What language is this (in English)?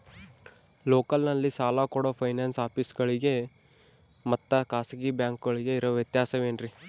Kannada